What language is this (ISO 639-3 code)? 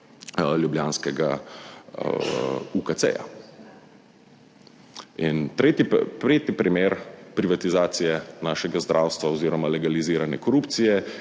slv